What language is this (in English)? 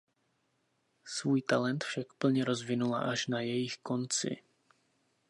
Czech